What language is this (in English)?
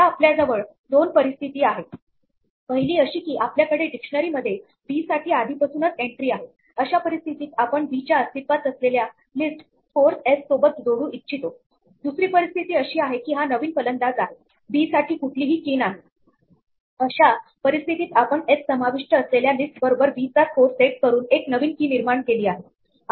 Marathi